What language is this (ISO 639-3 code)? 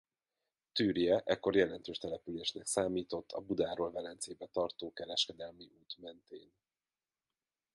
hun